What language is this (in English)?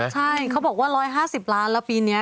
Thai